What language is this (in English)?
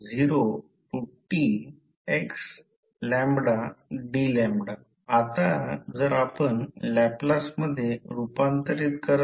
Marathi